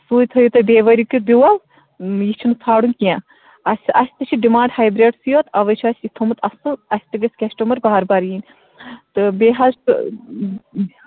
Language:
Kashmiri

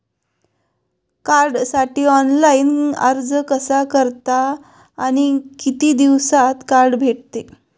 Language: Marathi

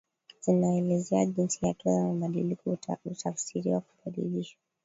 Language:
Swahili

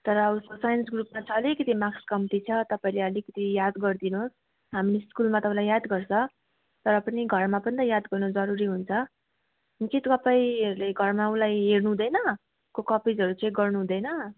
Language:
Nepali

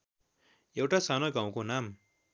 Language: Nepali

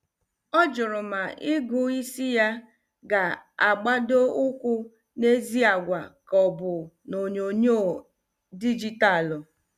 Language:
Igbo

